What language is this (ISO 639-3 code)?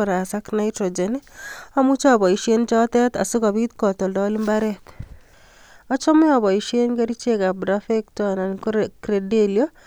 kln